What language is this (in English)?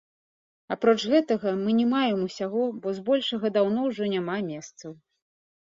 Belarusian